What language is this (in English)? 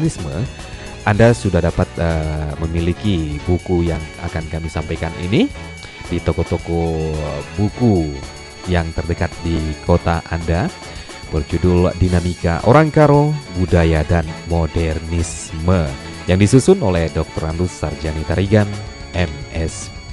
Indonesian